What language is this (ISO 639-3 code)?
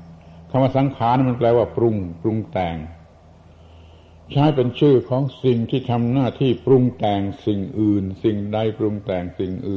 tha